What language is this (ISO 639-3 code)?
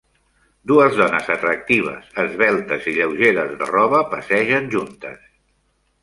cat